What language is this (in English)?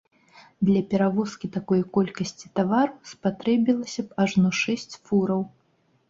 Belarusian